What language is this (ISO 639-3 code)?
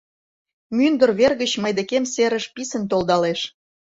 chm